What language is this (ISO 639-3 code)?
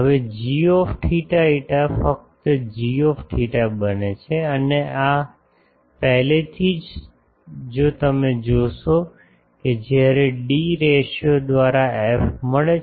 guj